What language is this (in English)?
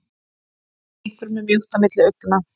Icelandic